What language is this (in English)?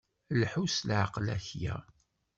Kabyle